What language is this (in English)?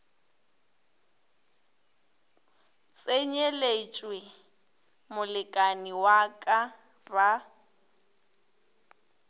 Northern Sotho